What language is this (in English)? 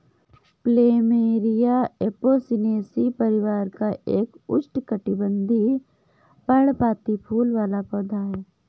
Hindi